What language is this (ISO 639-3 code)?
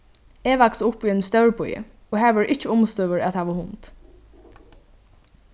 fao